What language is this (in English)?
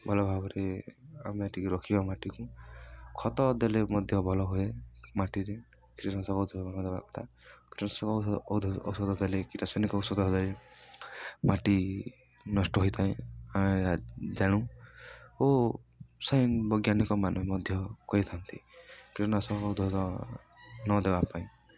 Odia